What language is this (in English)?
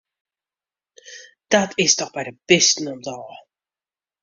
Western Frisian